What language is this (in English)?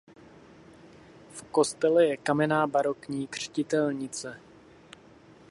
Czech